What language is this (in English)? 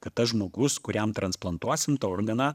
Lithuanian